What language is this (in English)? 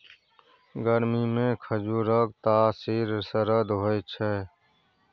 Maithili